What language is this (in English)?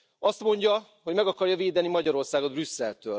Hungarian